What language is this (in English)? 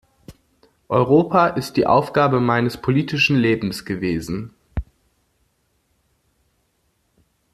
German